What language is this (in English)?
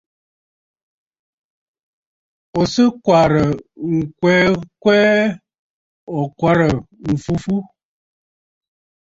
Bafut